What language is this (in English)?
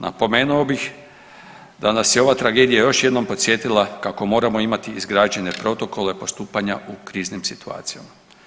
Croatian